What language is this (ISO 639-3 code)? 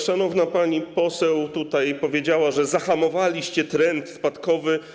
pol